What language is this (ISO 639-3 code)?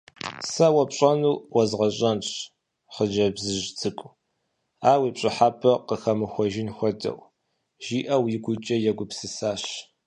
kbd